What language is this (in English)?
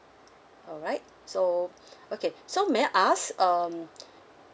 English